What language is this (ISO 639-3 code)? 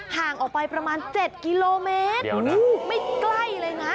tha